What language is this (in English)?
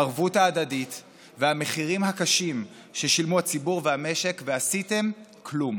Hebrew